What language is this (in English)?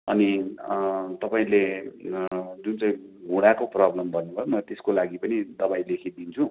Nepali